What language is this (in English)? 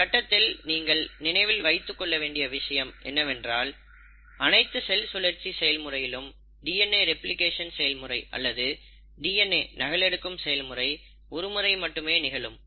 Tamil